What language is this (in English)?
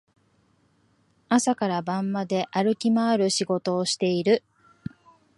Japanese